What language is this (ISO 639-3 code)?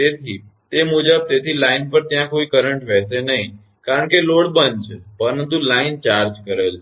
guj